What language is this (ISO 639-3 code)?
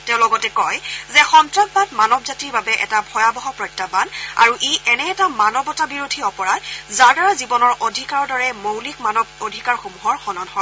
asm